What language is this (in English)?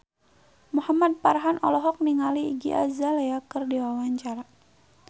Sundanese